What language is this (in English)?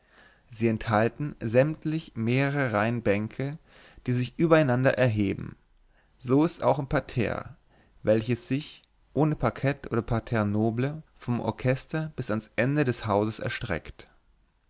German